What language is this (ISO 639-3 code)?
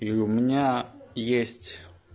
rus